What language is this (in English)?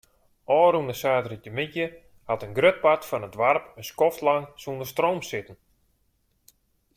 Western Frisian